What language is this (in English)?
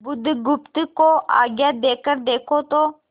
Hindi